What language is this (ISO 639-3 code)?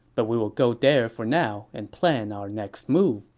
eng